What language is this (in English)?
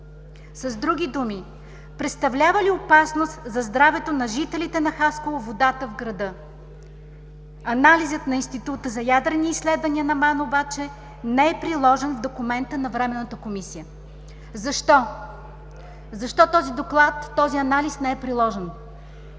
Bulgarian